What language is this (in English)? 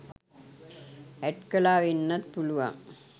Sinhala